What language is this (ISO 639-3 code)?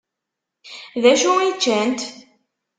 kab